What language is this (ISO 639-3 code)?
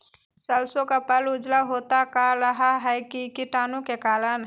mag